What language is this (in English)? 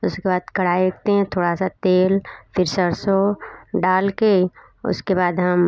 Hindi